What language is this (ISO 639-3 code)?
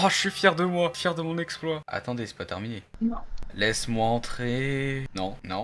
fra